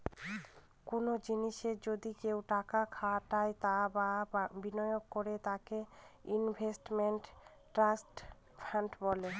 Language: Bangla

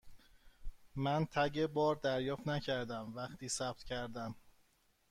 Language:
Persian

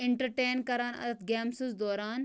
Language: Kashmiri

